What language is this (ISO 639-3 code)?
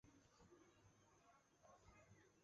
zho